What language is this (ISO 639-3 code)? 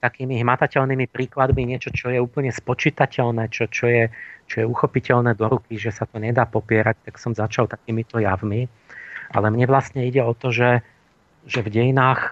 slk